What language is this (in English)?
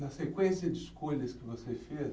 Portuguese